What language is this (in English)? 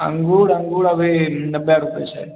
Maithili